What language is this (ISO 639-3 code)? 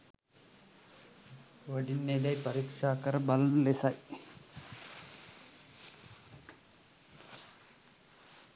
sin